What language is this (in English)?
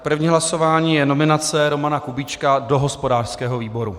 Czech